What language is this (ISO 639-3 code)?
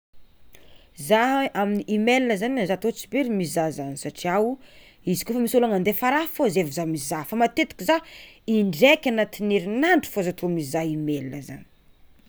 xmw